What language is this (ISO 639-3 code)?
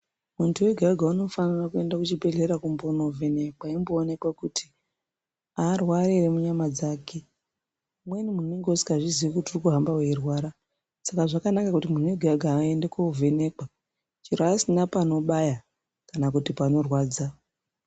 ndc